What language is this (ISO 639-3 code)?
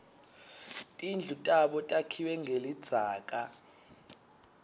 ssw